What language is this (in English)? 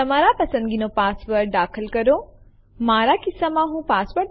Gujarati